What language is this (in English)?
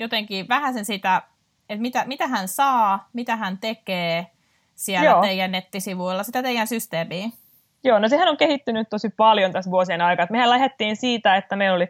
Finnish